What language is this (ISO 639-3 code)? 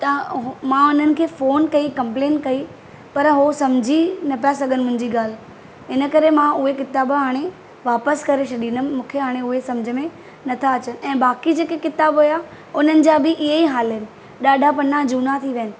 snd